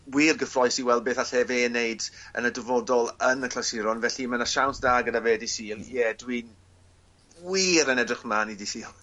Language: Welsh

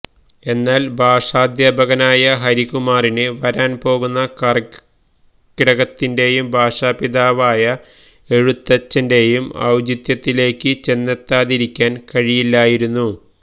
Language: Malayalam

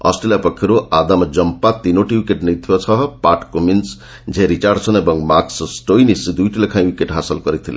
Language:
Odia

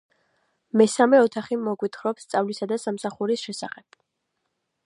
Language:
Georgian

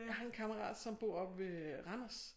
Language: Danish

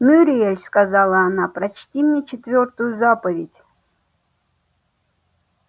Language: Russian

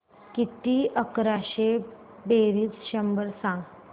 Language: Marathi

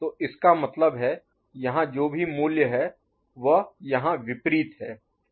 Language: Hindi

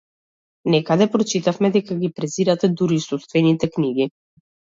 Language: Macedonian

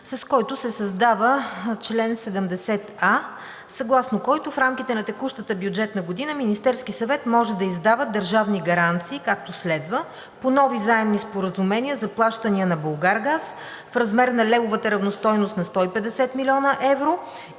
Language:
Bulgarian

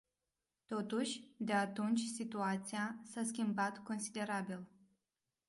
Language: Romanian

